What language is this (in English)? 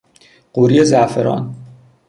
Persian